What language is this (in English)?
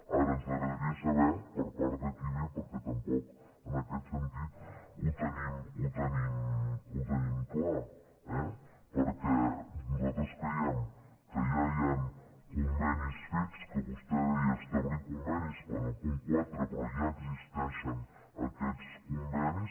Catalan